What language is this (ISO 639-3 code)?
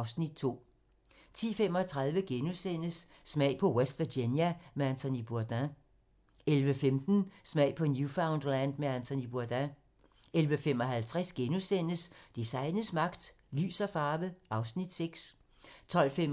dan